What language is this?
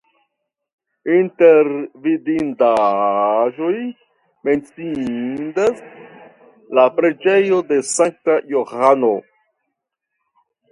Esperanto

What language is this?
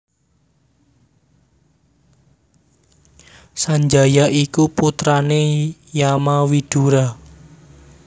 Javanese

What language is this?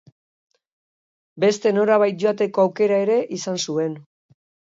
Basque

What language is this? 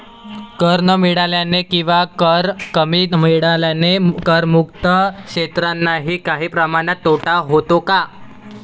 Marathi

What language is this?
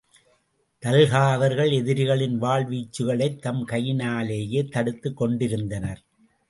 Tamil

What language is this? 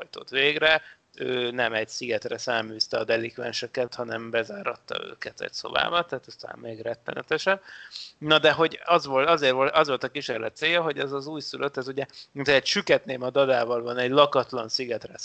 Hungarian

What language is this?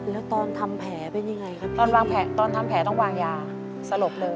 Thai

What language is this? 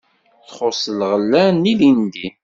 Kabyle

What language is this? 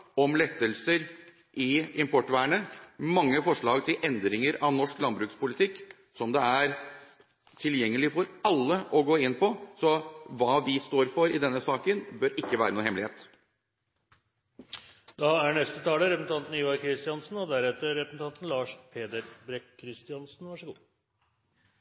Norwegian Bokmål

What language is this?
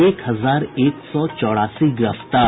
Hindi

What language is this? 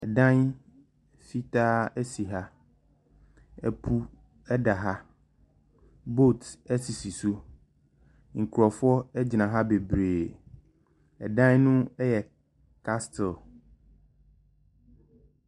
Akan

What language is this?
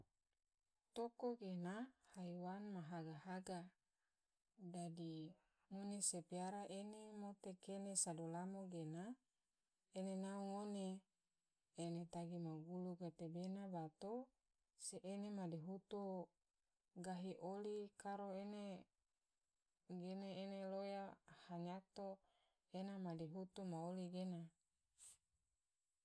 Tidore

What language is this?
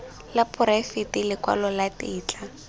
Tswana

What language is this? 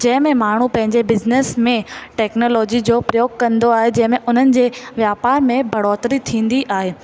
Sindhi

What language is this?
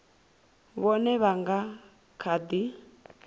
Venda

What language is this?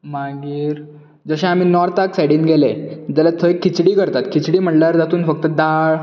Konkani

